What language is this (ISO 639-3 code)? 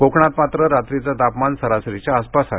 mar